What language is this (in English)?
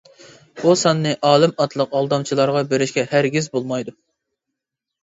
Uyghur